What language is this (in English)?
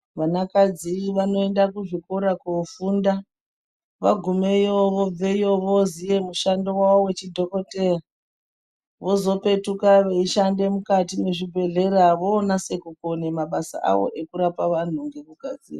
Ndau